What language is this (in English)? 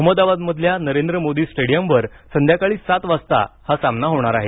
Marathi